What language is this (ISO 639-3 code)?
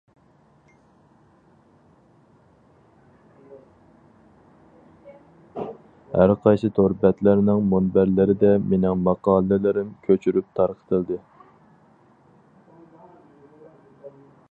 uig